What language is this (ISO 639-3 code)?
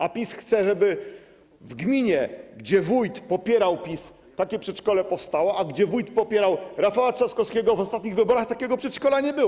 pol